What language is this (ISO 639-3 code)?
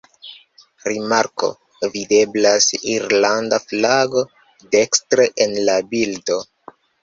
epo